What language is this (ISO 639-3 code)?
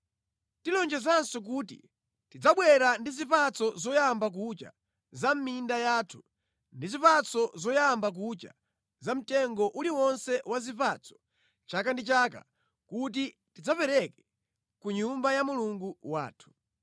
nya